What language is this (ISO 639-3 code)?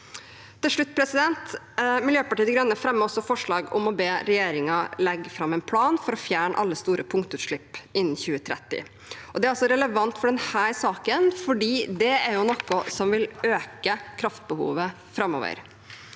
nor